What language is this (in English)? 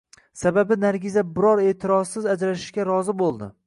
Uzbek